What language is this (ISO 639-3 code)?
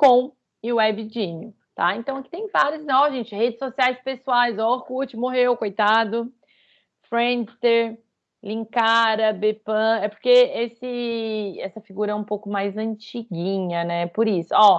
por